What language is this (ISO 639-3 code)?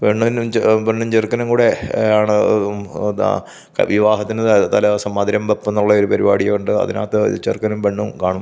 mal